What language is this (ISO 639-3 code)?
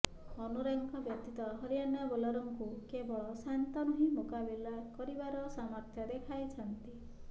ori